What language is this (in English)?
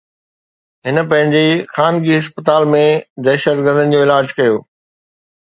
Sindhi